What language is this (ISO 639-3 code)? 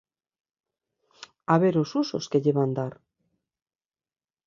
glg